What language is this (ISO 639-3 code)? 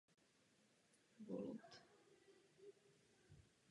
ces